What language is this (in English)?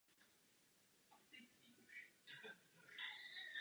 Czech